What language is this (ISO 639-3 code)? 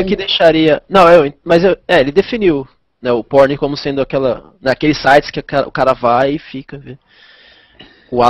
por